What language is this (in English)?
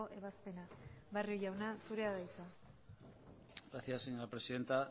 Basque